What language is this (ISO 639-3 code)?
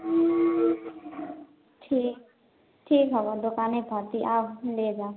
mai